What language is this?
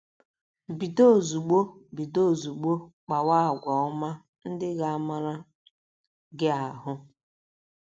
Igbo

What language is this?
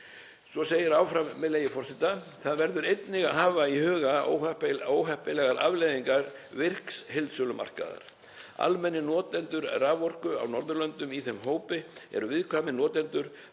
Icelandic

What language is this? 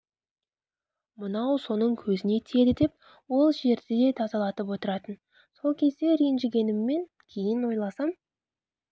Kazakh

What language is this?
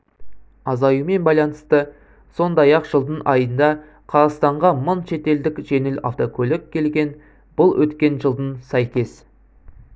Kazakh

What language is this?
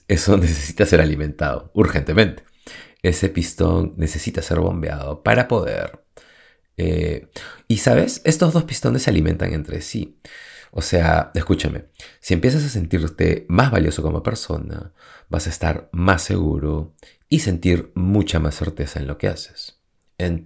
Spanish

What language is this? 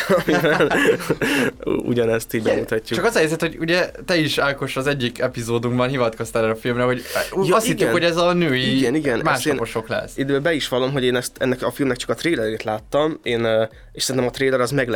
Hungarian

